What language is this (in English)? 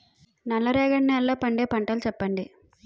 Telugu